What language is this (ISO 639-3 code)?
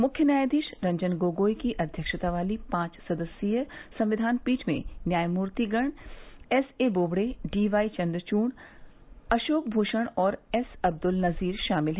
hin